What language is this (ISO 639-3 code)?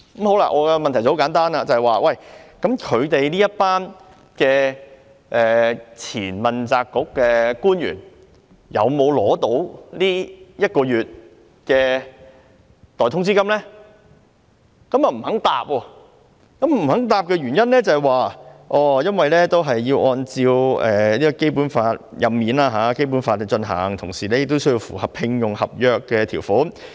yue